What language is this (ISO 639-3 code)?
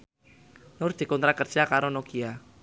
jav